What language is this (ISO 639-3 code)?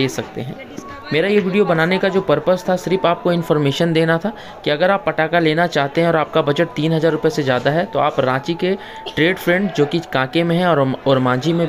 hin